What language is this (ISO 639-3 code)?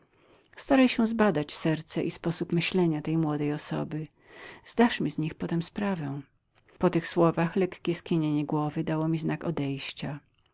pol